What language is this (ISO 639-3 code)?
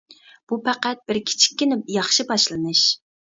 uig